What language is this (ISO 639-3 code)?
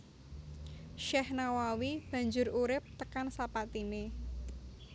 jav